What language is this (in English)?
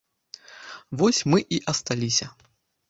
Belarusian